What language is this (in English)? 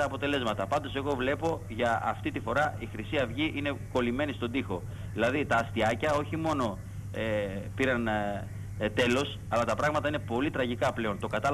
Greek